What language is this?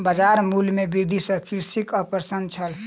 Maithili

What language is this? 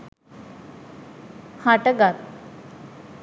Sinhala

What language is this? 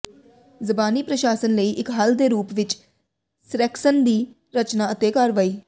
Punjabi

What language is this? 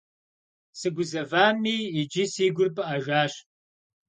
Kabardian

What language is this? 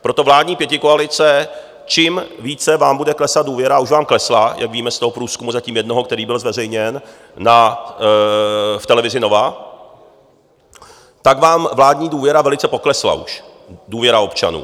Czech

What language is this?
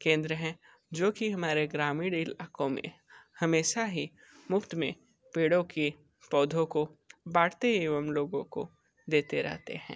Hindi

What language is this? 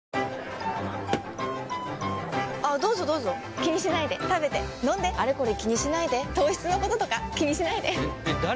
Japanese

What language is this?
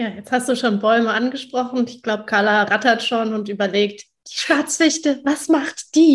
German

